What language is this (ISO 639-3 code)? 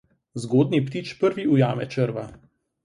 slv